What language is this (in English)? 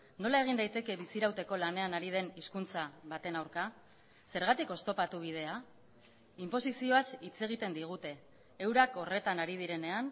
Basque